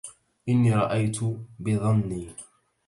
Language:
Arabic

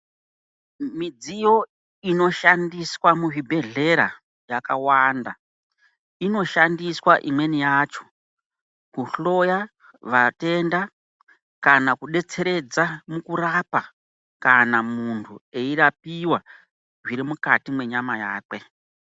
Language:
Ndau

